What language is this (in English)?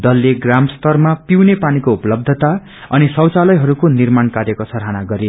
Nepali